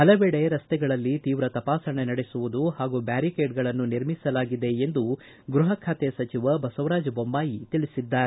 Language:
Kannada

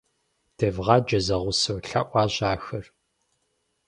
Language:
Kabardian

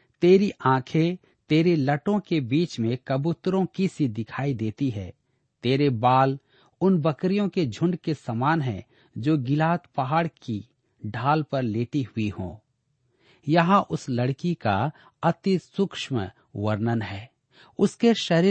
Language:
Hindi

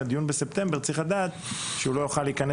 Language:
Hebrew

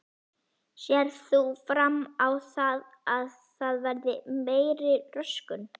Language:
Icelandic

